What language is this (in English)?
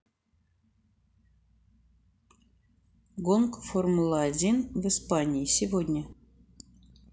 Russian